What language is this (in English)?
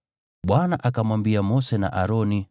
Swahili